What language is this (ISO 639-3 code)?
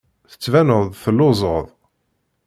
kab